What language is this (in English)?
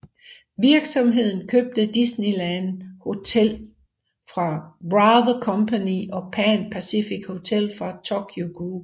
Danish